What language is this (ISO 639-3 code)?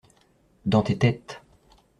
fra